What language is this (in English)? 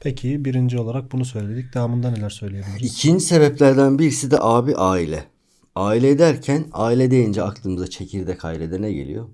Turkish